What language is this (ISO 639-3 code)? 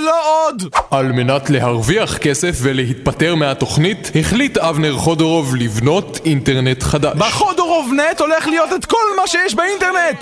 heb